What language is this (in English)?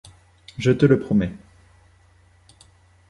French